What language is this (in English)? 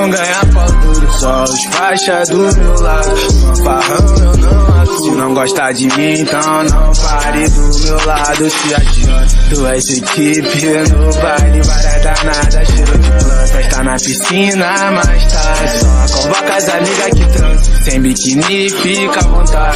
Romanian